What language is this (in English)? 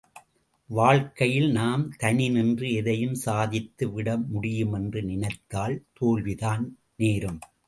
Tamil